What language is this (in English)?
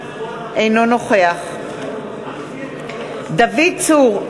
Hebrew